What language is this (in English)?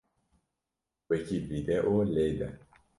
Kurdish